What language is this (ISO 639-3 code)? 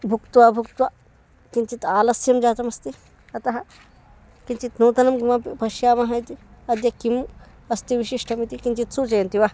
san